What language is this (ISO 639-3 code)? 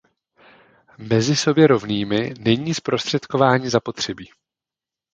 ces